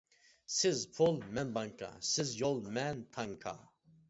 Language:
Uyghur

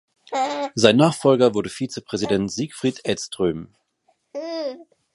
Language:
German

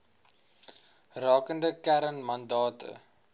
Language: Afrikaans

